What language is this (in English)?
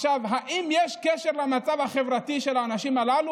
Hebrew